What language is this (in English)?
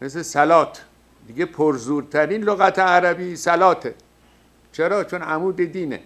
Persian